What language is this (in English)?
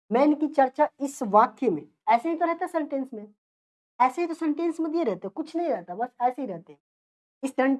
Hindi